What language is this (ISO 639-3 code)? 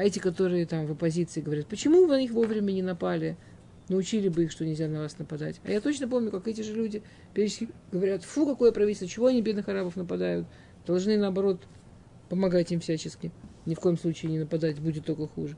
rus